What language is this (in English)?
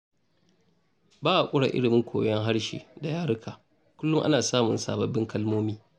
Hausa